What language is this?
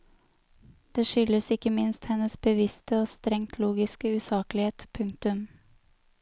Norwegian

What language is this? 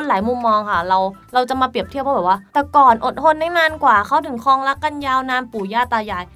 Thai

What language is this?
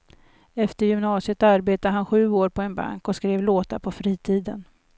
Swedish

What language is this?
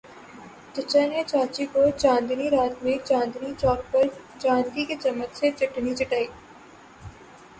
Urdu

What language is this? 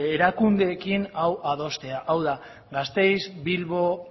Basque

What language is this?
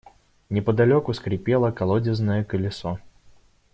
Russian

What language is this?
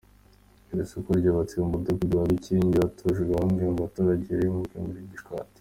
Kinyarwanda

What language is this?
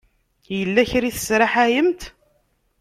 Kabyle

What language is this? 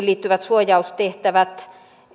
Finnish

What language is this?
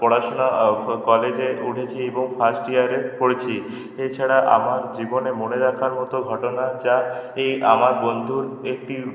Bangla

